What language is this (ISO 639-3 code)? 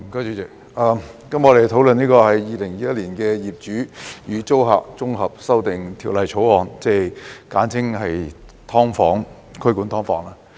yue